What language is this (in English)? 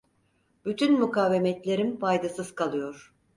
Turkish